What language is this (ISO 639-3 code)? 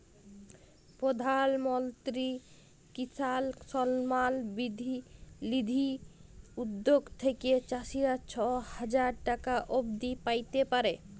ben